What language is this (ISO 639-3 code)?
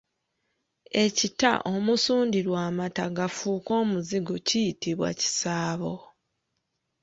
lug